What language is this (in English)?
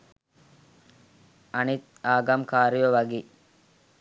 Sinhala